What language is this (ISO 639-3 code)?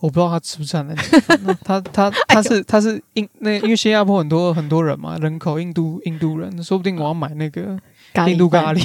zho